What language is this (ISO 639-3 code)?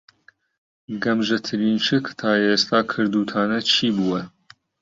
ckb